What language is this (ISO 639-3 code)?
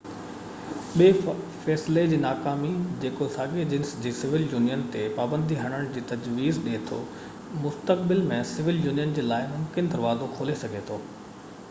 snd